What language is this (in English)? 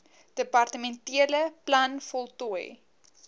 Afrikaans